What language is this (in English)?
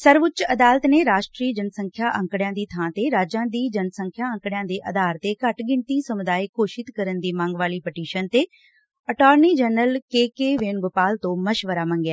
Punjabi